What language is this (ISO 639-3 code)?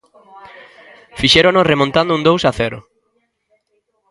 glg